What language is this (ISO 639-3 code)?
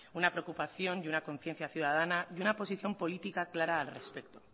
spa